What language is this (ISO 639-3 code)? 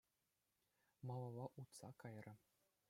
chv